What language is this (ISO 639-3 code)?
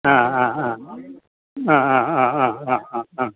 mal